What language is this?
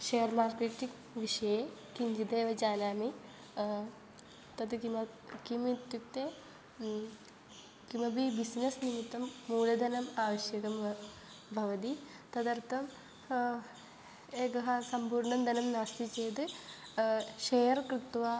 Sanskrit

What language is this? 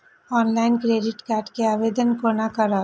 Maithili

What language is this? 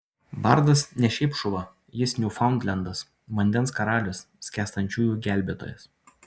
Lithuanian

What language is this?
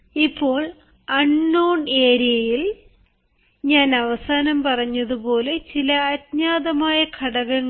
Malayalam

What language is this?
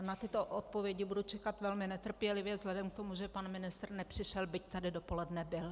Czech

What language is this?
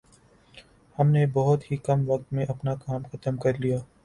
Urdu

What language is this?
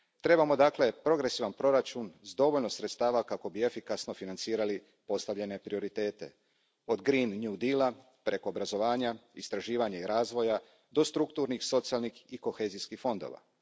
Croatian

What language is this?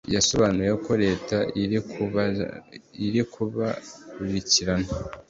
Kinyarwanda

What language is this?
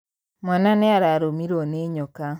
Kikuyu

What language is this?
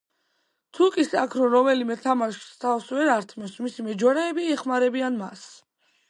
Georgian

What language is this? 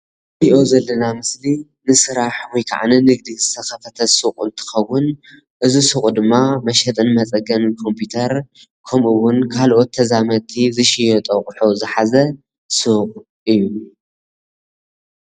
Tigrinya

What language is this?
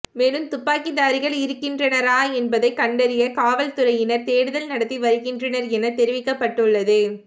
Tamil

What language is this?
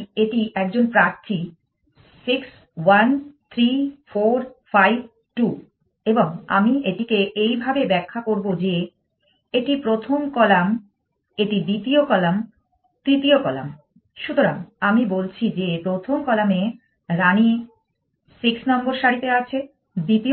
Bangla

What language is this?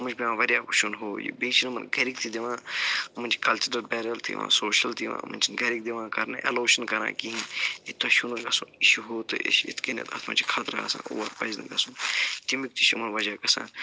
Kashmiri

